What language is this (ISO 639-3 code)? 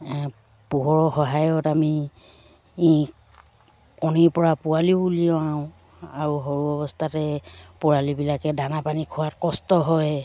asm